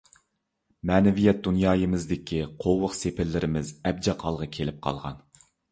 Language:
Uyghur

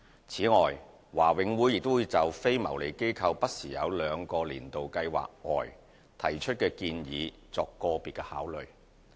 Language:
Cantonese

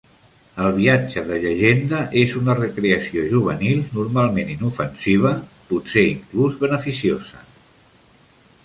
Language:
Catalan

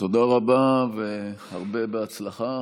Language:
Hebrew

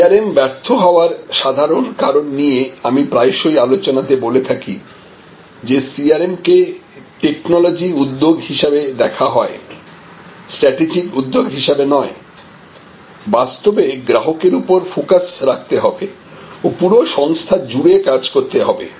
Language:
Bangla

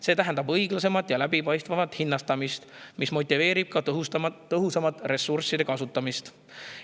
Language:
Estonian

